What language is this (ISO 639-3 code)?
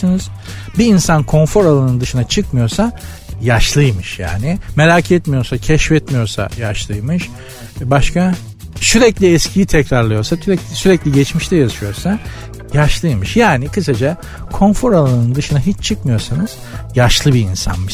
tur